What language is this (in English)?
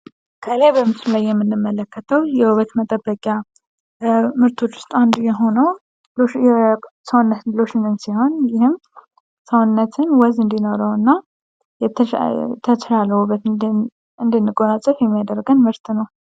Amharic